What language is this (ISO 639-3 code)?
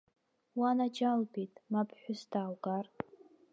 abk